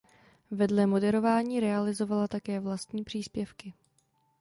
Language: Czech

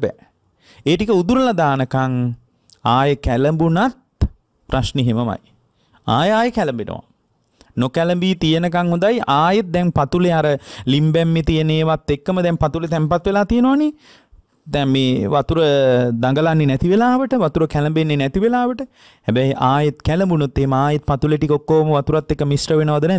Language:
Indonesian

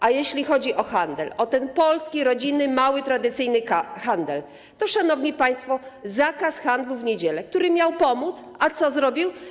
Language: Polish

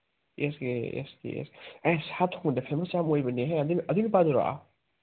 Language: Manipuri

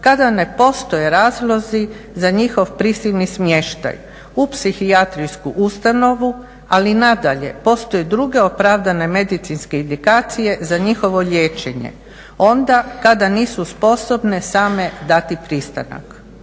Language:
Croatian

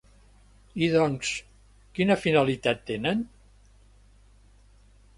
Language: Catalan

